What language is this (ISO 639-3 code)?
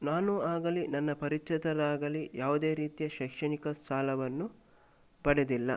kan